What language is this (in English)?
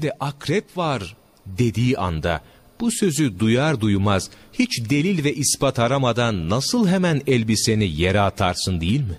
Turkish